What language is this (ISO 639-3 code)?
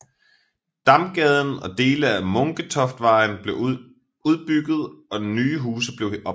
dan